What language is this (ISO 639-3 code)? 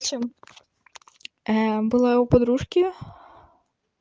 rus